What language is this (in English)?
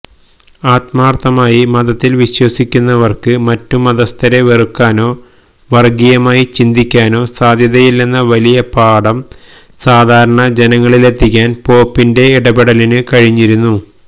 Malayalam